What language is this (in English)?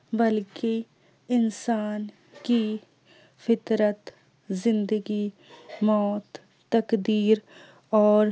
Urdu